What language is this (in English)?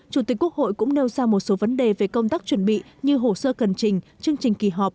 Vietnamese